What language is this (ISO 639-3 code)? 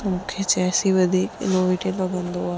snd